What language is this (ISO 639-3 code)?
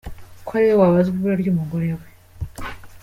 kin